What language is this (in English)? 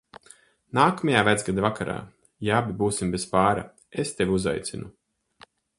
Latvian